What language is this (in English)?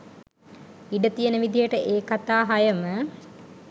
Sinhala